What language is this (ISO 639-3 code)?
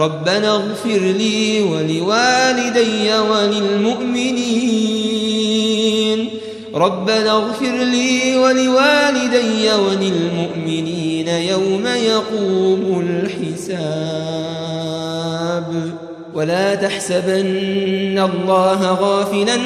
ara